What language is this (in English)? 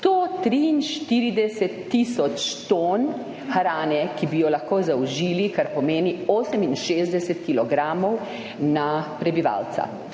Slovenian